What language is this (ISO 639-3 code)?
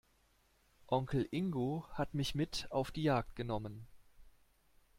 deu